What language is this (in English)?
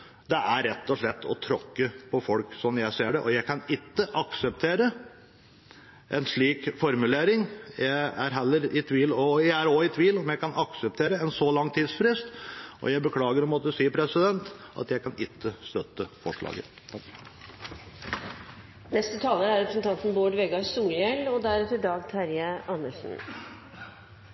Norwegian